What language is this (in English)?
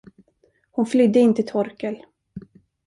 Swedish